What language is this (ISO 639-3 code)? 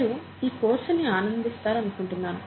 tel